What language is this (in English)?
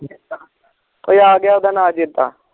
Punjabi